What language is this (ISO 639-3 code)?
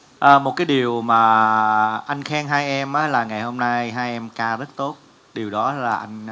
vie